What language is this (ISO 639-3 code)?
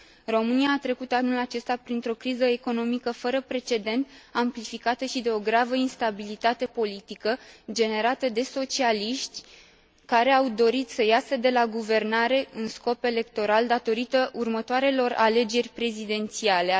ron